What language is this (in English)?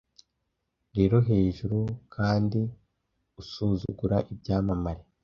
Kinyarwanda